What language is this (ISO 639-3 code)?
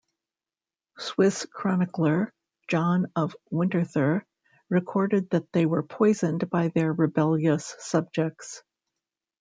eng